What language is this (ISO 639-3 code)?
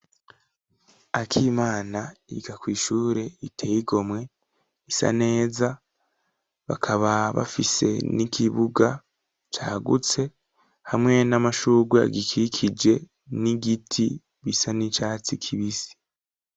run